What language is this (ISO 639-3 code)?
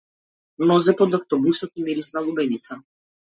mkd